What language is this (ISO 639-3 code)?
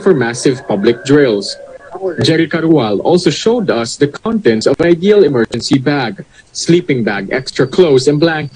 fil